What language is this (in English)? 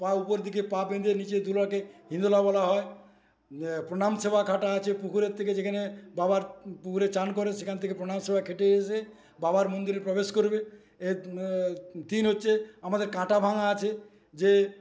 Bangla